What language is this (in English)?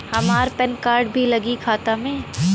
Bhojpuri